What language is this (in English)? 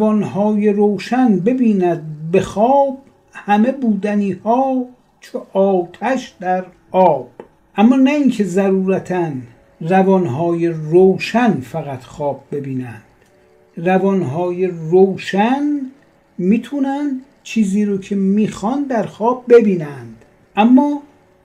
Persian